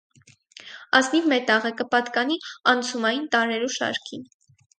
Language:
Armenian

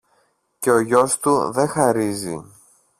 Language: Greek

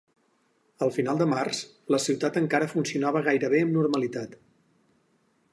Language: Catalan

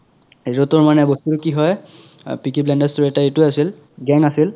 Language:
Assamese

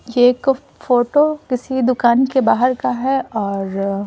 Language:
Hindi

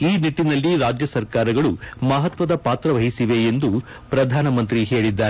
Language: Kannada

